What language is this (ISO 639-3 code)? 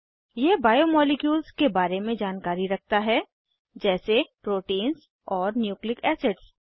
hin